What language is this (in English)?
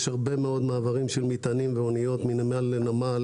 Hebrew